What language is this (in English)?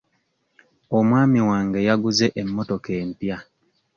Ganda